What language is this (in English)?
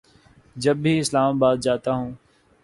Urdu